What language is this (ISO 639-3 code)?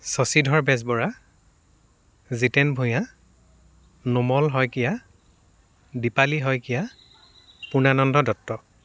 asm